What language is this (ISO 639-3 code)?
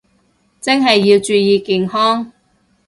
yue